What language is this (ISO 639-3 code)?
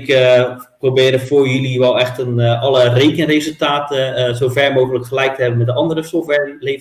nld